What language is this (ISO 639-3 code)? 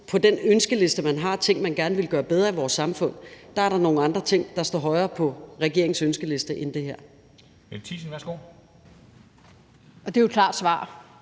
dan